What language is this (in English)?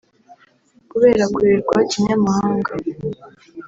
Kinyarwanda